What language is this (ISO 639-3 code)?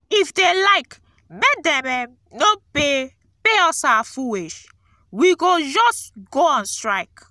pcm